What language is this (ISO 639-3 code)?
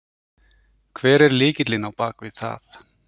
isl